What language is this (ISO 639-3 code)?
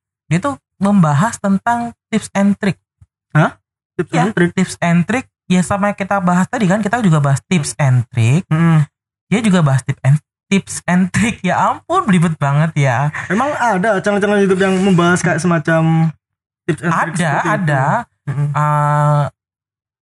ind